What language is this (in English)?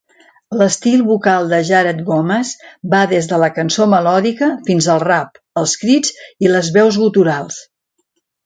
Catalan